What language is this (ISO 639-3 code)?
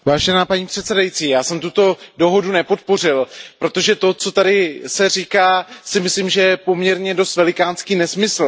ces